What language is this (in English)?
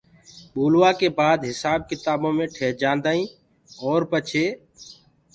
Gurgula